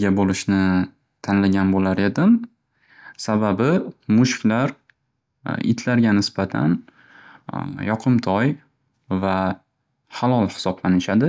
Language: Uzbek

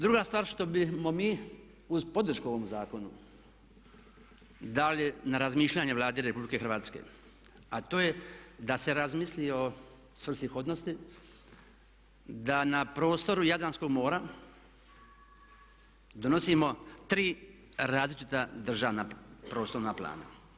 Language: Croatian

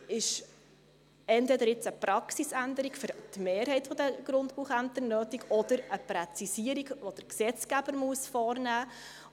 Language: Swiss German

